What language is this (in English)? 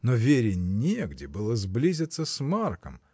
Russian